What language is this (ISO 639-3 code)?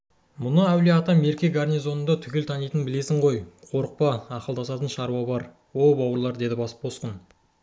kaz